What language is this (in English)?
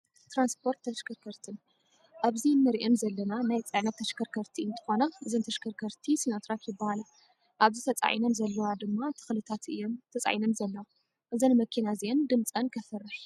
Tigrinya